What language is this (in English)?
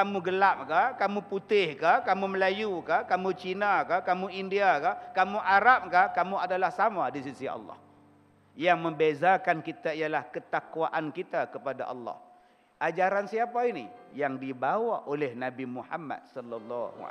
Malay